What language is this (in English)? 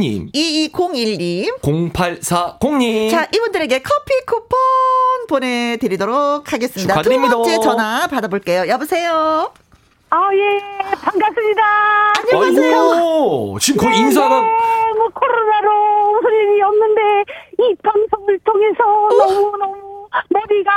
Korean